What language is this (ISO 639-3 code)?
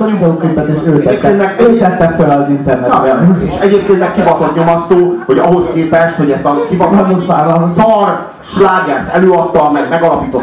hun